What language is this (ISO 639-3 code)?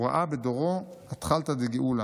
heb